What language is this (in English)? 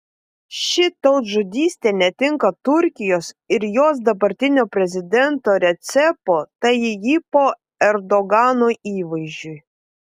Lithuanian